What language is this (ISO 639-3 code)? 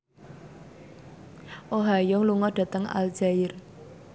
jav